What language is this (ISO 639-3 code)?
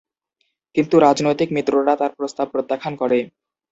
ben